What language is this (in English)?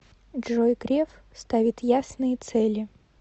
Russian